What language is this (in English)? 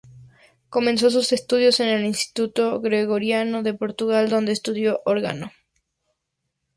Spanish